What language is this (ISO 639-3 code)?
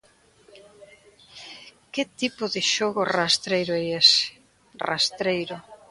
glg